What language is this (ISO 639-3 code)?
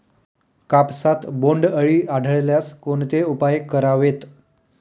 mar